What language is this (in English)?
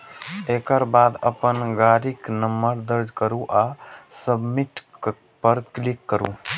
Maithili